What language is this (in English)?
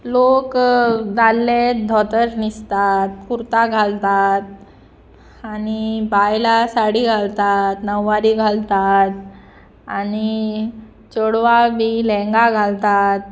Konkani